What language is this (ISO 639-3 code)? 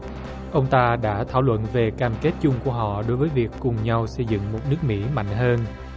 vie